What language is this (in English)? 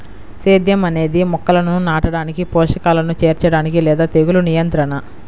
Telugu